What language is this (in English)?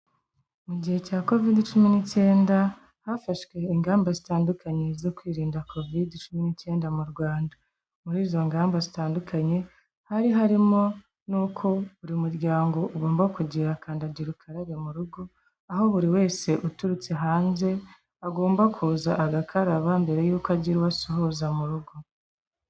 Kinyarwanda